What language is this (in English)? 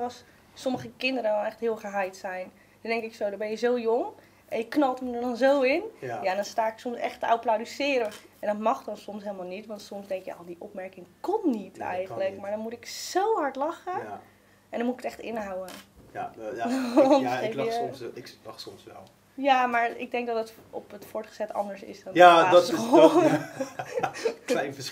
Dutch